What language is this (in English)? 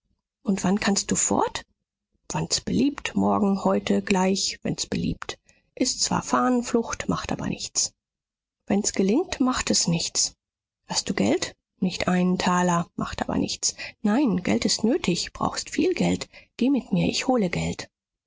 German